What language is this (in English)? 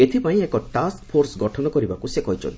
Odia